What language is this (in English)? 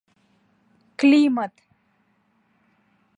Mari